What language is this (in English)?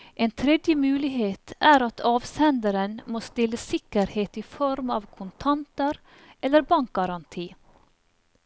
Norwegian